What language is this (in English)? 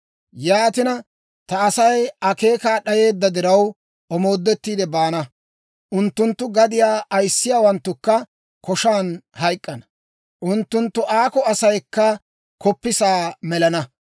Dawro